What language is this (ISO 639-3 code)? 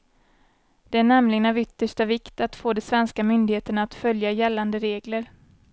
swe